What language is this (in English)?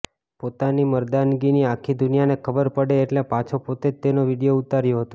Gujarati